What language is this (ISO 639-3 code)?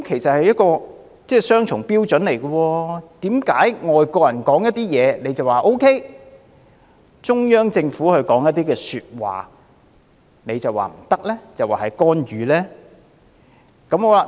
yue